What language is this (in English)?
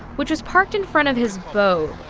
English